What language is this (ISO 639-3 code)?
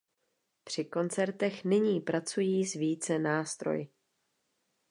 ces